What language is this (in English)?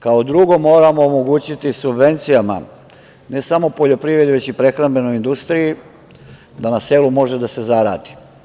Serbian